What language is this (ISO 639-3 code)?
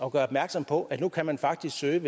dan